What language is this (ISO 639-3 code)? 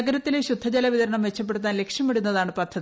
mal